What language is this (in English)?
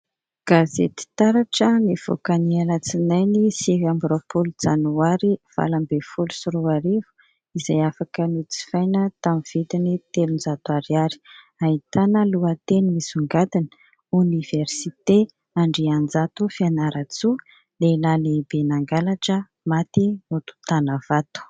Malagasy